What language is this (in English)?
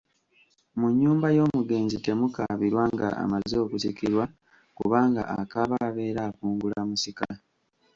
Ganda